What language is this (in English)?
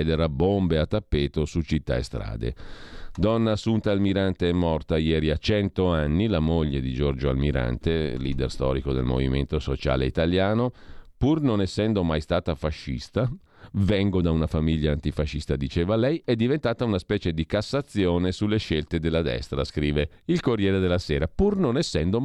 Italian